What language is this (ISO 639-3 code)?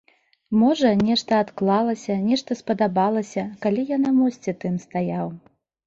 bel